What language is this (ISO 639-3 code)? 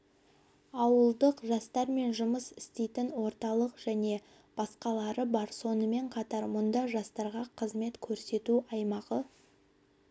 kaz